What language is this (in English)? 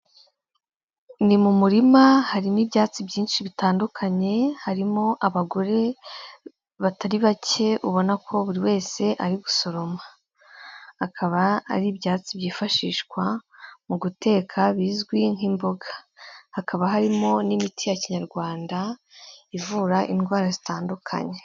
Kinyarwanda